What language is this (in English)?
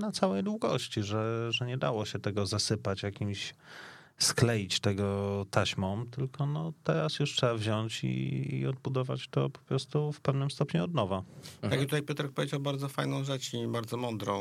Polish